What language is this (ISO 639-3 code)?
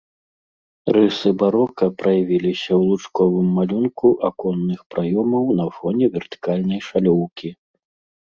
bel